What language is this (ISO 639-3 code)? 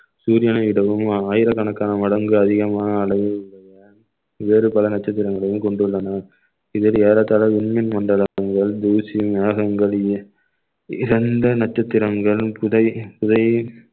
tam